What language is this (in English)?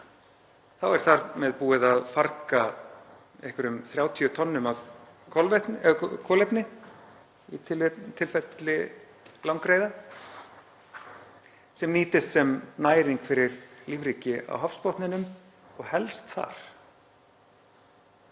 Icelandic